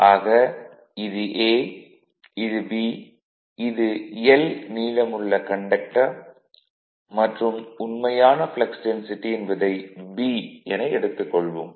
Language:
Tamil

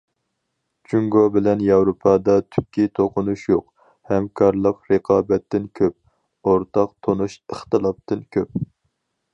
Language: Uyghur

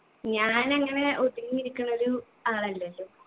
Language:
Malayalam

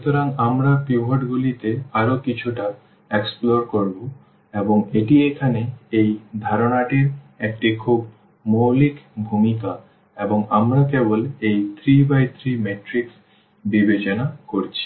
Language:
Bangla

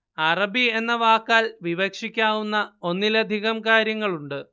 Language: Malayalam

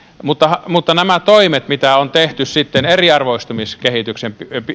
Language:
Finnish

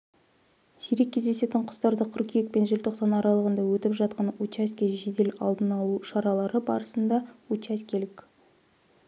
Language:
Kazakh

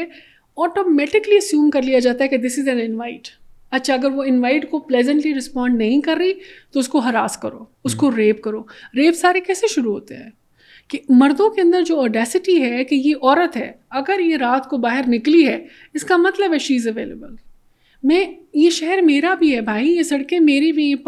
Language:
Urdu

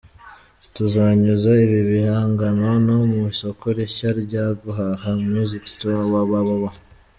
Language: Kinyarwanda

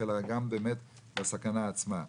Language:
Hebrew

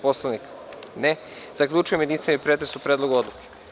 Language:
Serbian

